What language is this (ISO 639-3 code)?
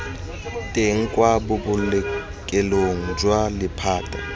tsn